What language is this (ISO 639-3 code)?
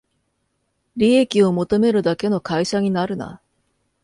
jpn